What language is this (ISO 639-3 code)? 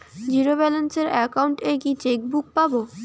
ben